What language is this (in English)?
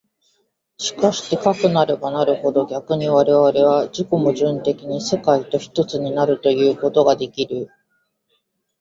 Japanese